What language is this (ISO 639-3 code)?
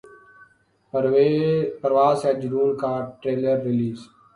urd